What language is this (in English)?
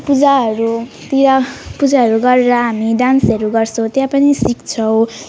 Nepali